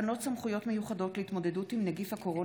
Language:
Hebrew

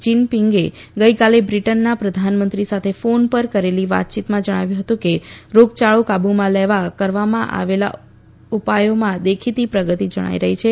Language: Gujarati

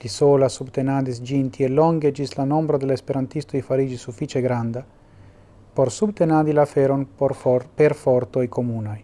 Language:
Italian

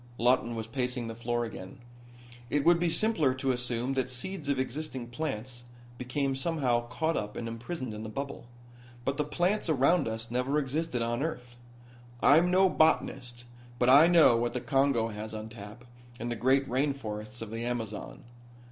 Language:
English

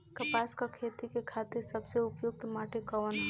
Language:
Bhojpuri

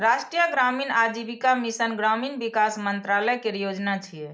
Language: Maithili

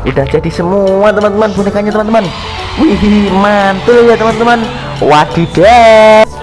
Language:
Indonesian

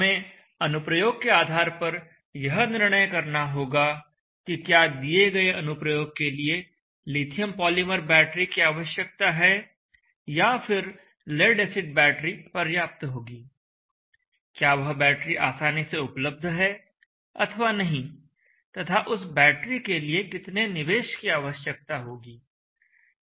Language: Hindi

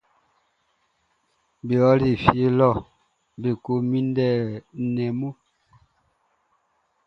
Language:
Baoulé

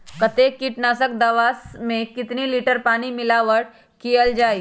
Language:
Magahi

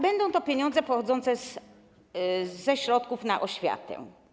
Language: Polish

